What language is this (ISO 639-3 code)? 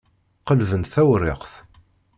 kab